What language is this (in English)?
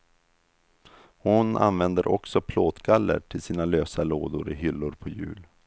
Swedish